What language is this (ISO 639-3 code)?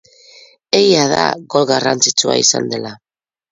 eus